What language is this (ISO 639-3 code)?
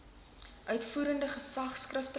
afr